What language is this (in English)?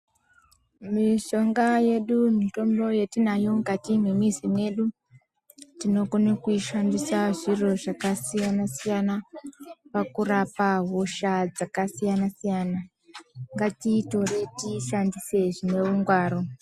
Ndau